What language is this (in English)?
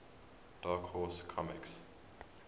English